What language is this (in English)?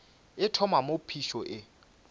Northern Sotho